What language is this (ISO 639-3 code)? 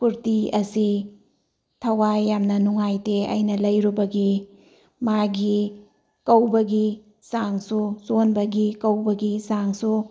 mni